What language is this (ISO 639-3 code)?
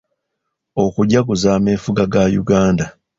lug